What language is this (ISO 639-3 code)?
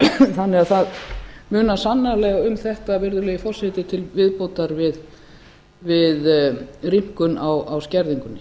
isl